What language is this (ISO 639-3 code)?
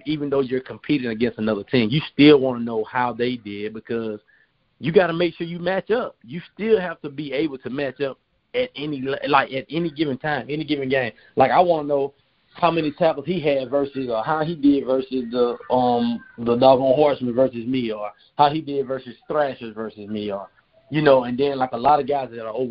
eng